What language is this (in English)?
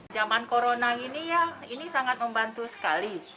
Indonesian